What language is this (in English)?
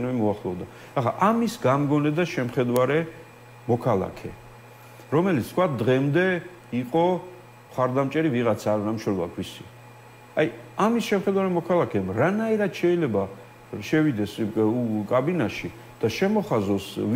Romanian